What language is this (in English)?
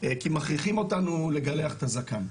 Hebrew